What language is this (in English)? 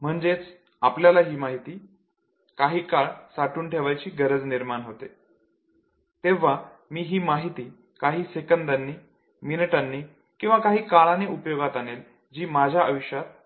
Marathi